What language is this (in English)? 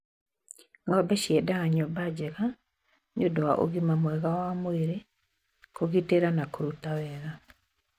Kikuyu